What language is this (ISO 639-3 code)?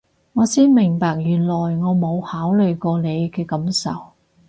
yue